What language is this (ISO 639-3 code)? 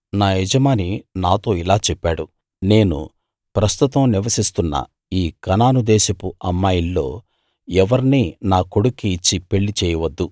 tel